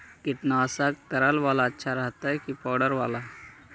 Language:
Magahi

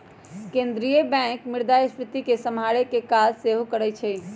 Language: Magahi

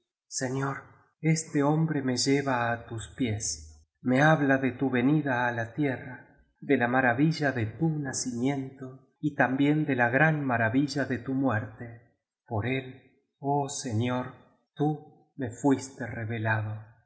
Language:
Spanish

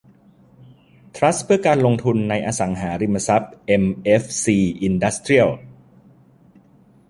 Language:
Thai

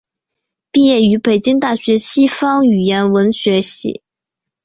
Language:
Chinese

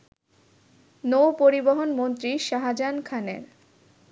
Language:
Bangla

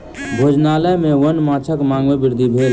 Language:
Maithili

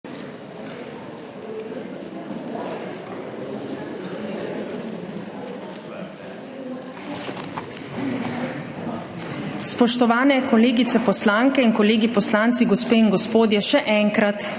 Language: Slovenian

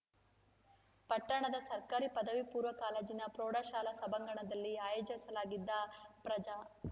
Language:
Kannada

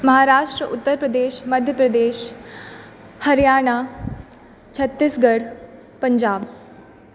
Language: Maithili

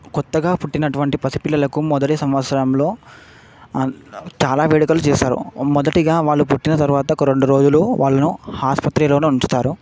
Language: Telugu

